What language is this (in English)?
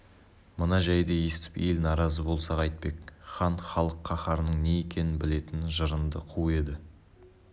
Kazakh